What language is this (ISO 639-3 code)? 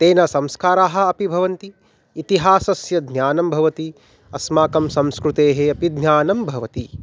san